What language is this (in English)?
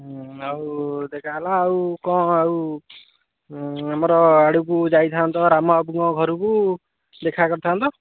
Odia